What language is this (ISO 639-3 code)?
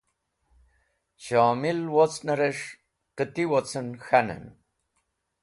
wbl